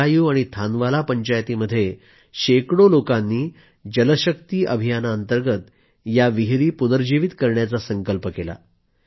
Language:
Marathi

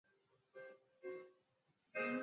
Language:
Swahili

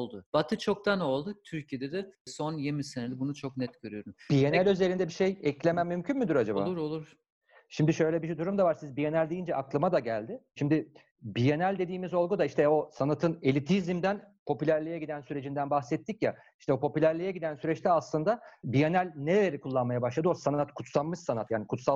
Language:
Turkish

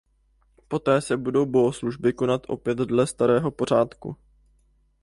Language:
Czech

